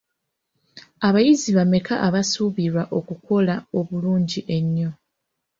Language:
Ganda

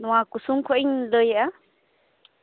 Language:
Santali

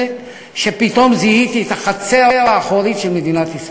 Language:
Hebrew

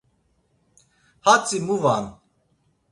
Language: Laz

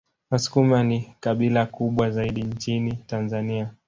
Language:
Swahili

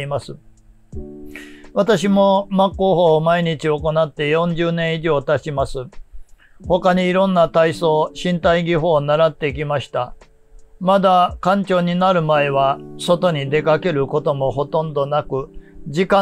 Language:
Japanese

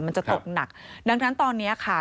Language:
Thai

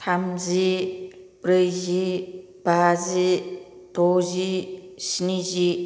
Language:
Bodo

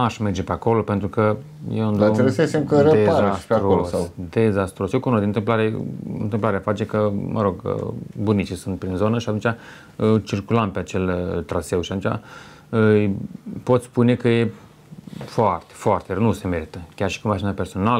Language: Romanian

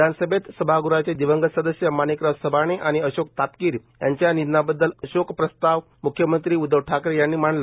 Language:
Marathi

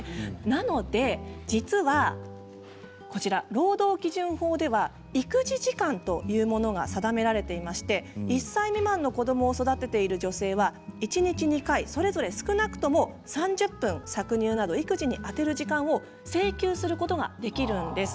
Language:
Japanese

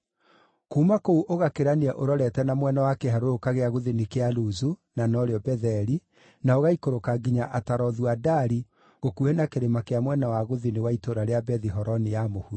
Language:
Kikuyu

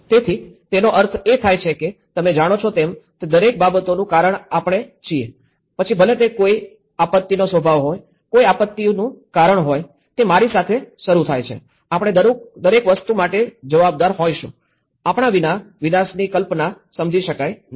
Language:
Gujarati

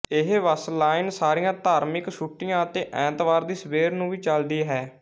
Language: Punjabi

